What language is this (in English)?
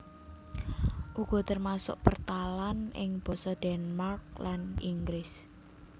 Javanese